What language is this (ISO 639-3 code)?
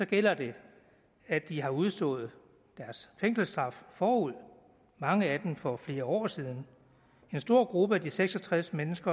dan